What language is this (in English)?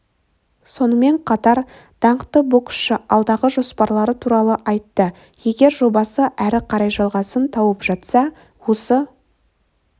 Kazakh